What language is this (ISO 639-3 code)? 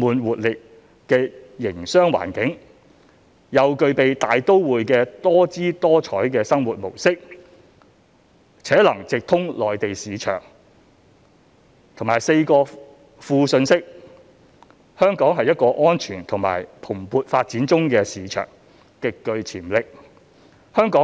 yue